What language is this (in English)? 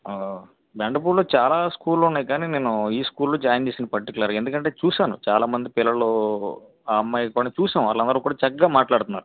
Telugu